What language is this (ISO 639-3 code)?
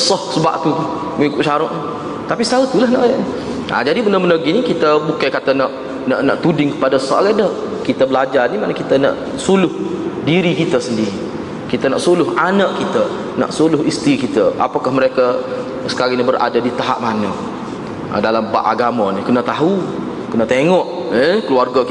msa